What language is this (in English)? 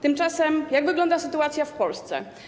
Polish